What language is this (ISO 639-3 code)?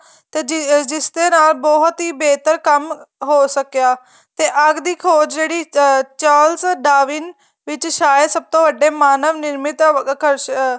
pan